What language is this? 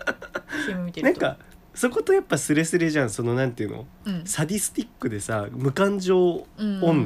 Japanese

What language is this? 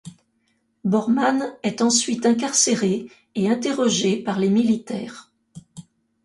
French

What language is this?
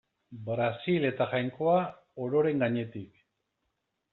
Basque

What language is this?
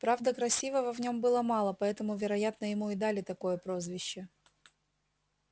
Russian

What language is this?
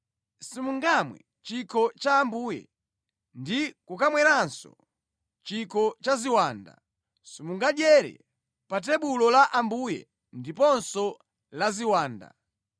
Nyanja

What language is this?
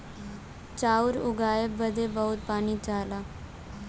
Bhojpuri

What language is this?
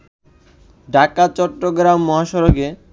Bangla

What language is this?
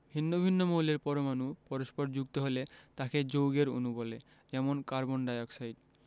Bangla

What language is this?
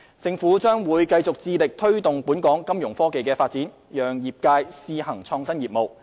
Cantonese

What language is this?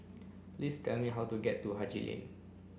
English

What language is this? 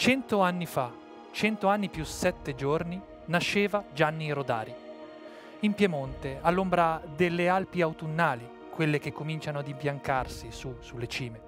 Italian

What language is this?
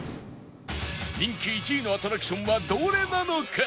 Japanese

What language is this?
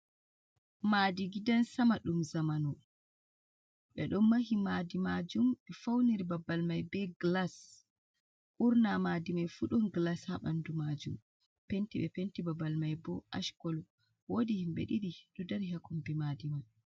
Fula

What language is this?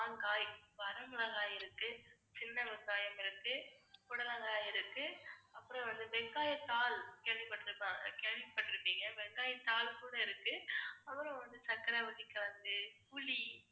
Tamil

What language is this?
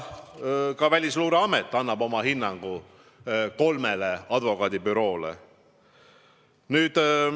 Estonian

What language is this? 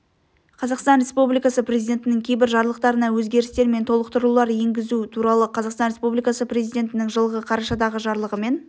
Kazakh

